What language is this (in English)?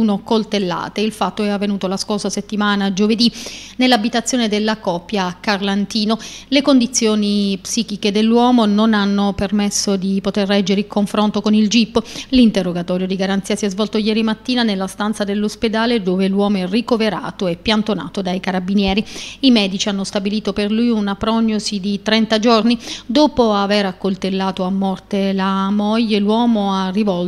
Italian